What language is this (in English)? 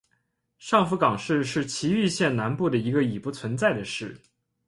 Chinese